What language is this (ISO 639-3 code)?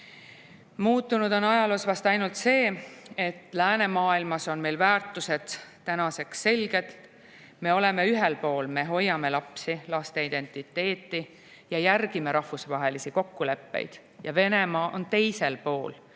est